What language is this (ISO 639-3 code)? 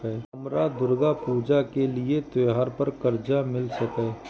mai